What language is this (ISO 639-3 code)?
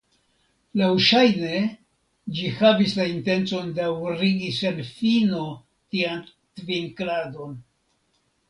epo